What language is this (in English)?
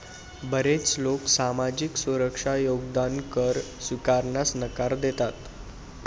Marathi